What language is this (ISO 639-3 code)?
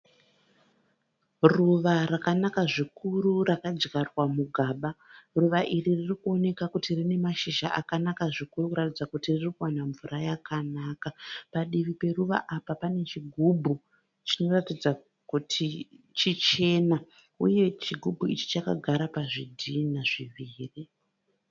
sna